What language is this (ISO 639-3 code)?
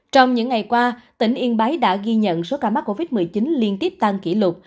vie